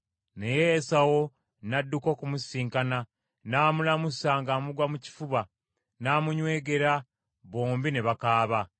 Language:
Ganda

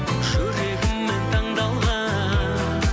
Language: Kazakh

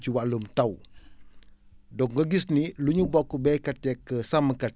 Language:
Wolof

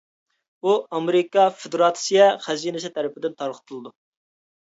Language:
Uyghur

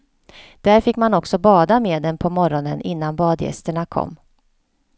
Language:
Swedish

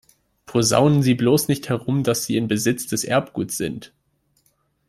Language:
German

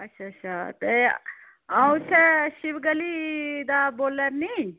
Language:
Dogri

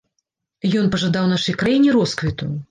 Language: Belarusian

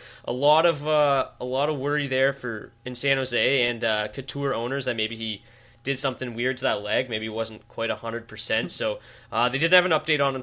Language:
English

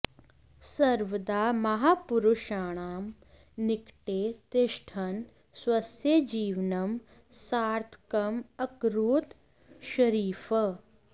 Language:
Sanskrit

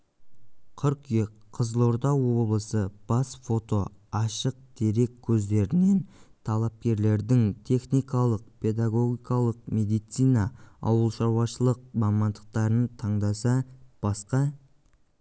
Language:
Kazakh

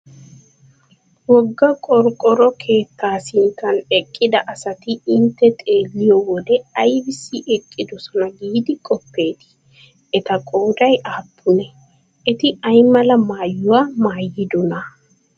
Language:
Wolaytta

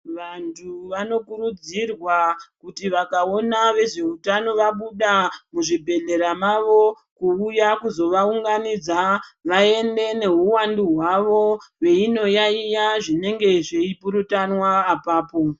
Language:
Ndau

